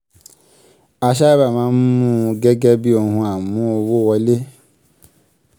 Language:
Yoruba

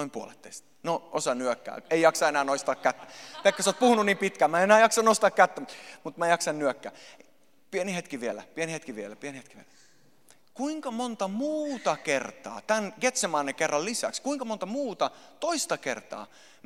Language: Finnish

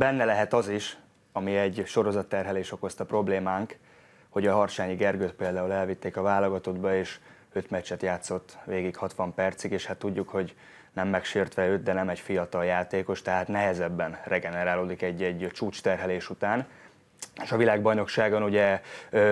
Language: Hungarian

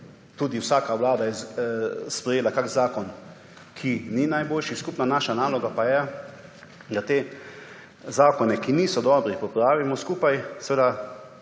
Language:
Slovenian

